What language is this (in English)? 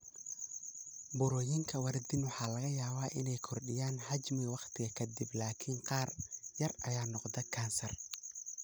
Somali